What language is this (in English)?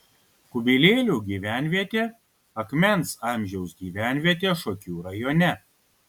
Lithuanian